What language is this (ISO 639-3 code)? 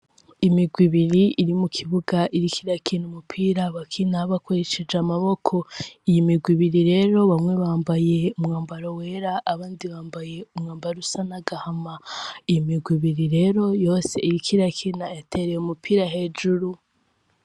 run